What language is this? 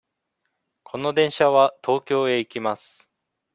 Japanese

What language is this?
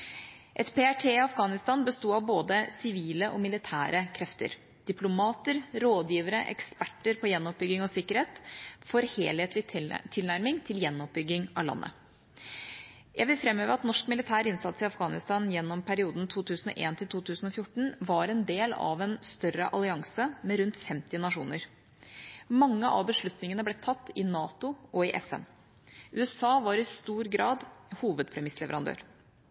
Norwegian Bokmål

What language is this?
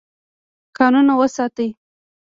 Pashto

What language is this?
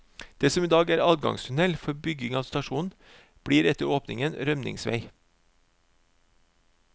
Norwegian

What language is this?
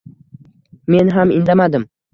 Uzbek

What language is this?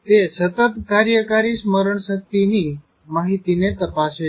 Gujarati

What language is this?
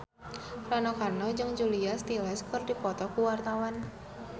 Sundanese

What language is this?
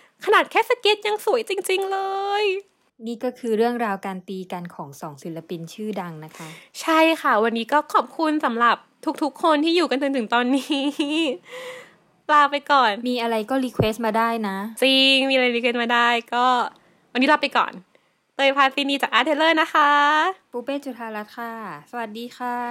Thai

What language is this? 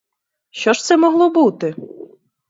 Ukrainian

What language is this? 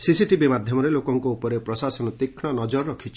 Odia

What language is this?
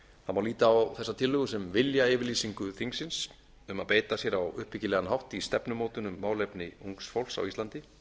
Icelandic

